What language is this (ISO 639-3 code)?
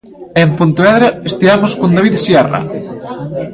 glg